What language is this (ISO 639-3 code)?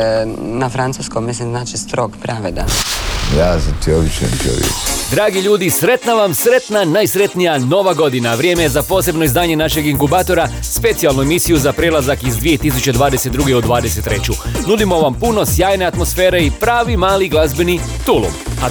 hrv